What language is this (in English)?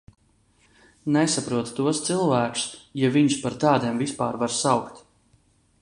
Latvian